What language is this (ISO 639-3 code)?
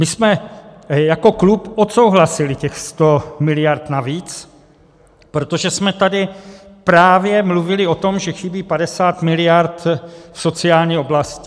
ces